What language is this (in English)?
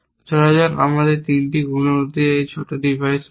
Bangla